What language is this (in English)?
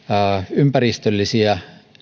Finnish